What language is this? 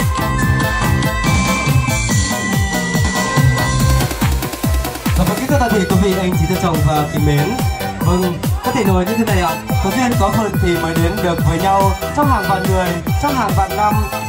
Vietnamese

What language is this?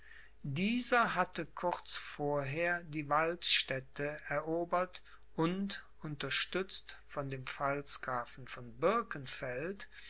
German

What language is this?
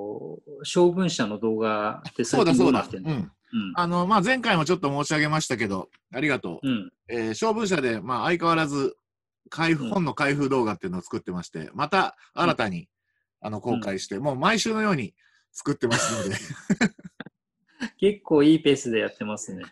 Japanese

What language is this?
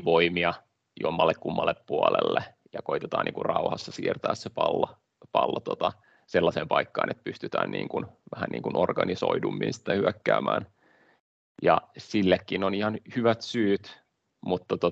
Finnish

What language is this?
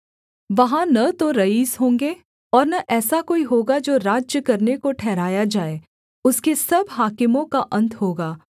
Hindi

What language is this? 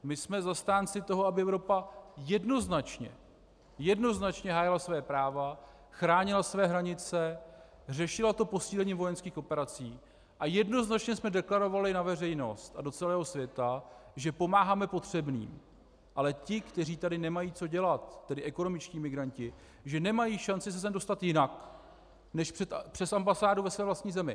Czech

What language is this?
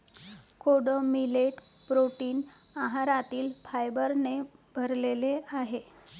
Marathi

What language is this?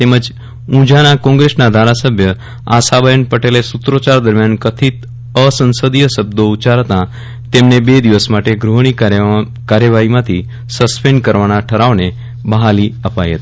Gujarati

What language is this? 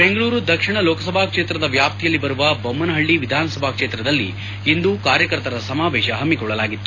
Kannada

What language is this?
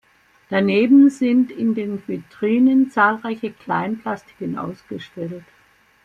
German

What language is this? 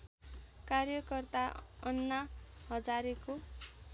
Nepali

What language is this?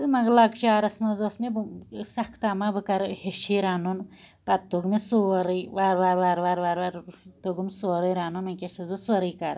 Kashmiri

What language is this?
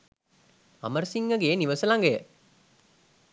Sinhala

